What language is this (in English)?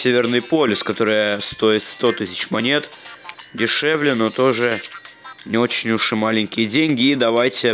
Russian